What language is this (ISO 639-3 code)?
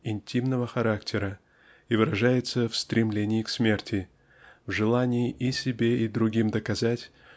rus